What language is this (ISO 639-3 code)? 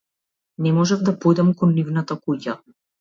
mkd